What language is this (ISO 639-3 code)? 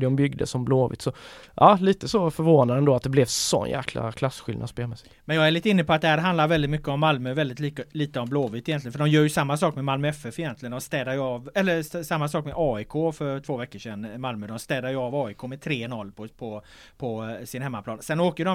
swe